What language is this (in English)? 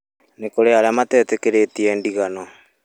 Kikuyu